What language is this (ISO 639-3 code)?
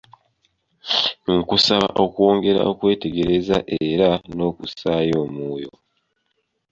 lug